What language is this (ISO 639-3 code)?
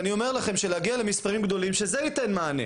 heb